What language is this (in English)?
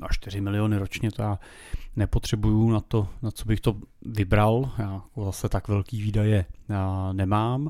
Czech